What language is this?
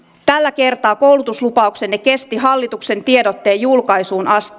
Finnish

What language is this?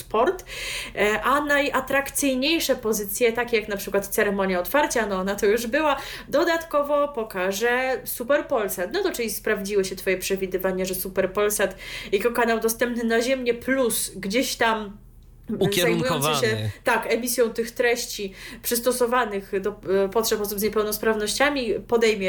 Polish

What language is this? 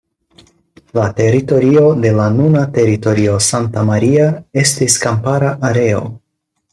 Esperanto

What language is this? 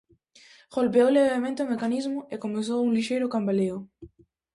Galician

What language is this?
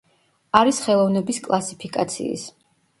Georgian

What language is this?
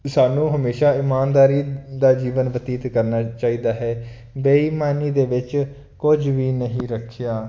Punjabi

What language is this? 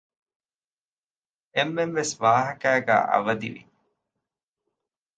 Divehi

